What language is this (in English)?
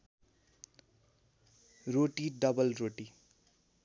Nepali